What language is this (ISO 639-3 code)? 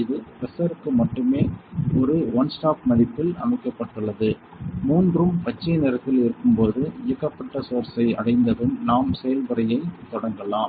tam